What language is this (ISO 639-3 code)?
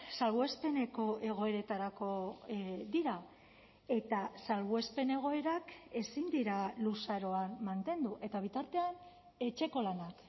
eus